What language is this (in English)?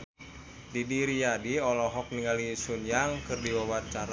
Sundanese